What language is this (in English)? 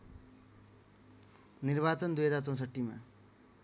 Nepali